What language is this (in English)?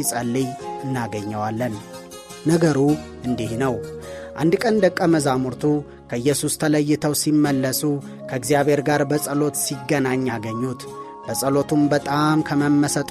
Amharic